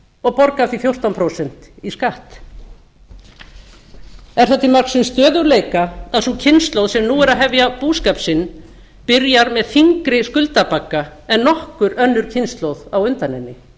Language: Icelandic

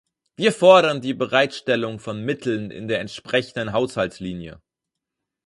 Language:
German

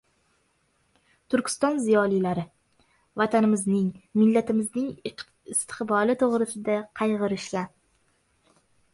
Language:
Uzbek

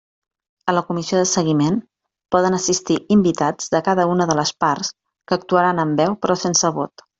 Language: Catalan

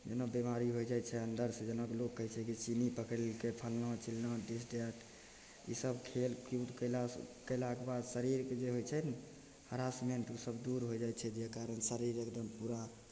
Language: Maithili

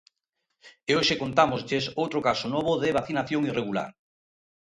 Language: Galician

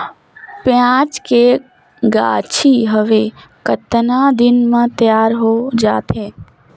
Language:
Chhattisgarhi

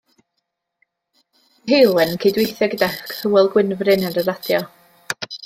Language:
Welsh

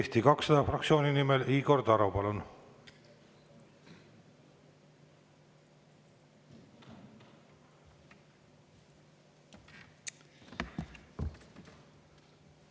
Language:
Estonian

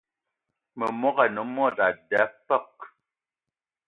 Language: Eton (Cameroon)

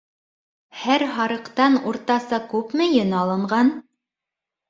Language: Bashkir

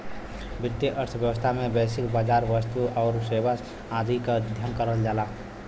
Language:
Bhojpuri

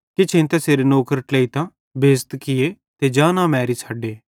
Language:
Bhadrawahi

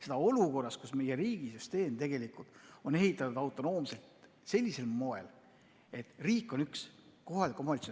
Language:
Estonian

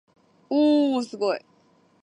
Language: Japanese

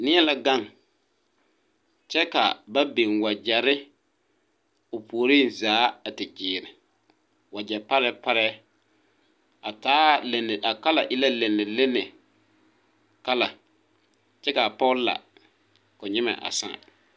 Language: Southern Dagaare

